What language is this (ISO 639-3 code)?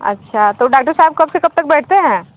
hin